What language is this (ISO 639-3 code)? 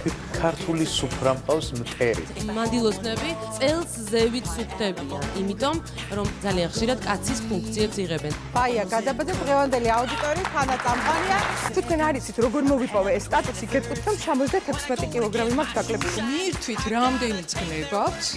ron